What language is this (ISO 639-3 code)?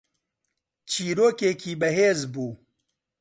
ckb